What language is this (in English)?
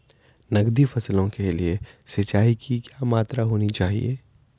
Hindi